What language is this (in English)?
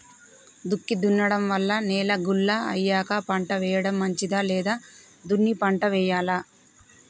Telugu